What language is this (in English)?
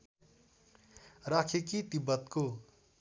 Nepali